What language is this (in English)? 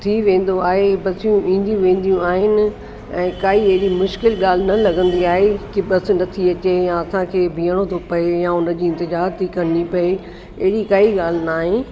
Sindhi